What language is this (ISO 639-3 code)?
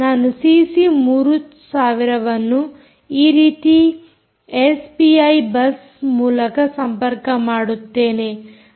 kan